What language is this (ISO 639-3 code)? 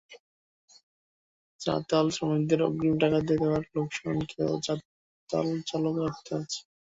ben